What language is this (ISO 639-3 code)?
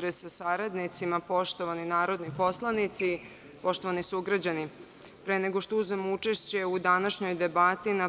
srp